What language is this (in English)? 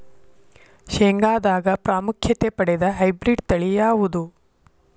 Kannada